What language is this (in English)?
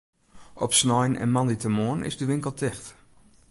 Western Frisian